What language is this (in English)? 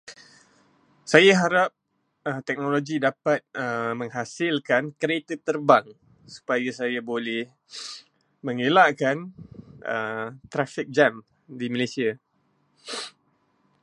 Malay